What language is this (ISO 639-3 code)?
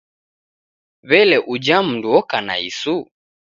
dav